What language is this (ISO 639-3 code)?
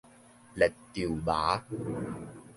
nan